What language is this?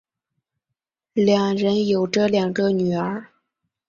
Chinese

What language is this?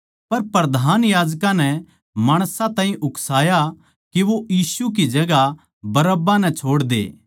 Haryanvi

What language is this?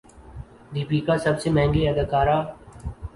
Urdu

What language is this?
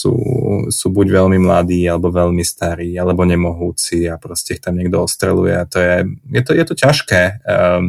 Slovak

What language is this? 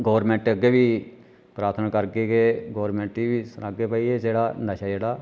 Dogri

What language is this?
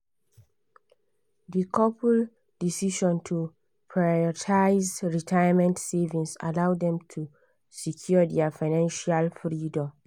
Nigerian Pidgin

